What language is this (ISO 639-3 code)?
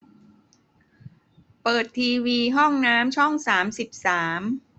tha